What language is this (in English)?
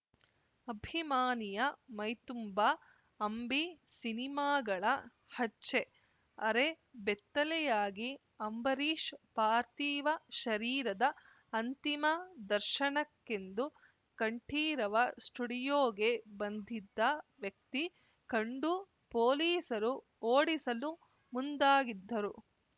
Kannada